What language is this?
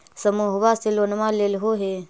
Magahi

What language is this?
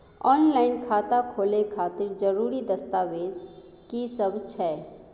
Maithili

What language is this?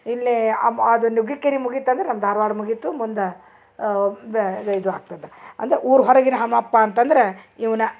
Kannada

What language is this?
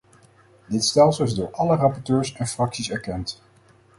Dutch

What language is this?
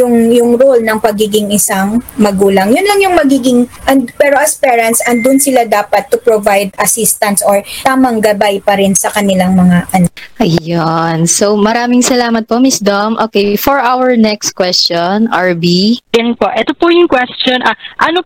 Filipino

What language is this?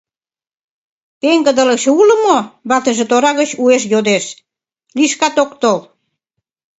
Mari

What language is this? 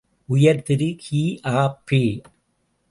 Tamil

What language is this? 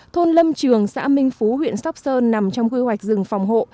Vietnamese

